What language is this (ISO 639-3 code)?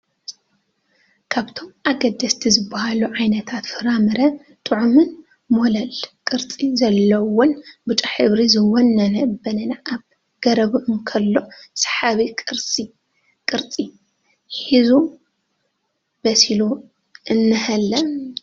tir